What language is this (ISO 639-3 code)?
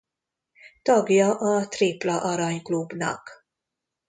hun